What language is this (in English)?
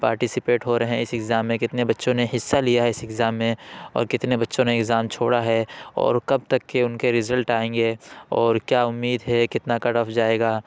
Urdu